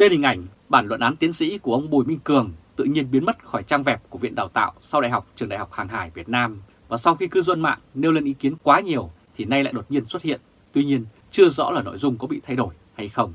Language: Vietnamese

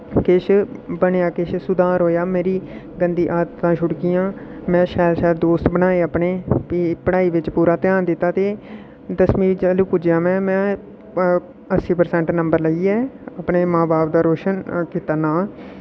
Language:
Dogri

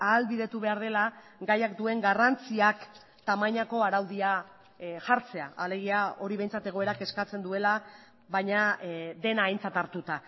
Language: Basque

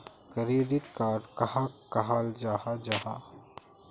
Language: Magahi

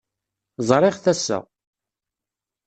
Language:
Kabyle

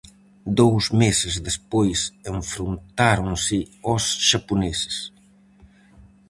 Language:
Galician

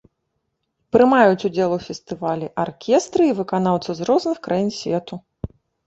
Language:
Belarusian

